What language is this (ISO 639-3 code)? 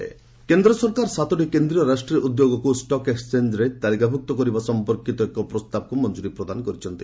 ori